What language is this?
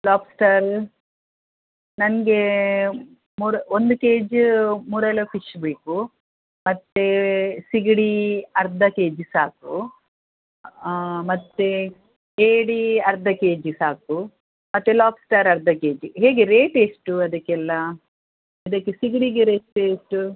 Kannada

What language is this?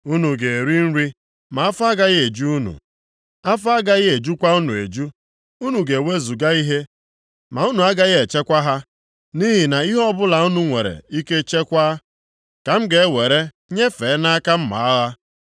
Igbo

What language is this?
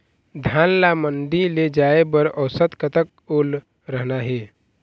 Chhattisgarhi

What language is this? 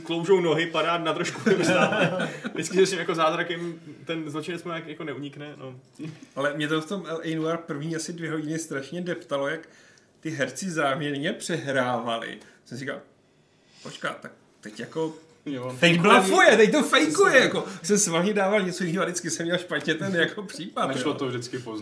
Czech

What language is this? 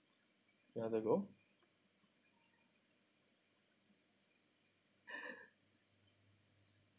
English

